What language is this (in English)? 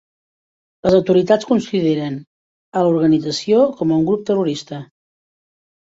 Catalan